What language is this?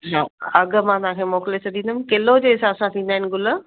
Sindhi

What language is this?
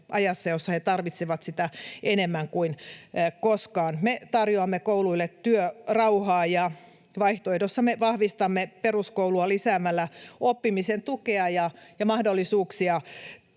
Finnish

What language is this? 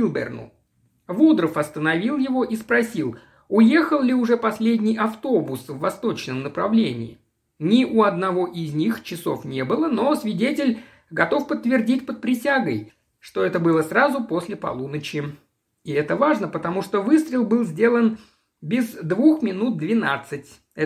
Russian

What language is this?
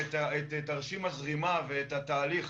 Hebrew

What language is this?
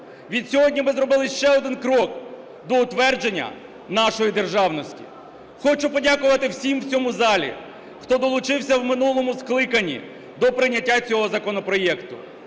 Ukrainian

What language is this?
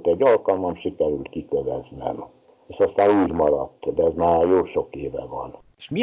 Hungarian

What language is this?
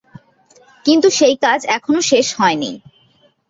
Bangla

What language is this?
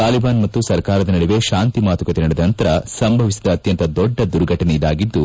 Kannada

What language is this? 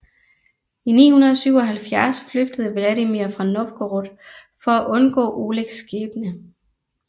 Danish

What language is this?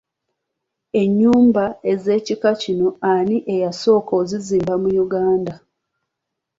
Ganda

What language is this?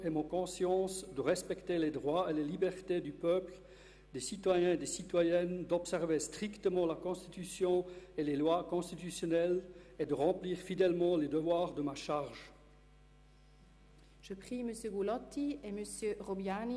Swiss German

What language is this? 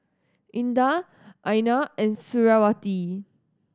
English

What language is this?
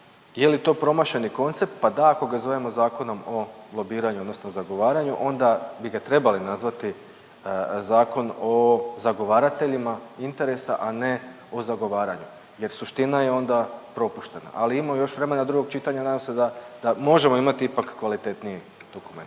Croatian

